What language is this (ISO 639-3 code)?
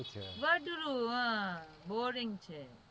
guj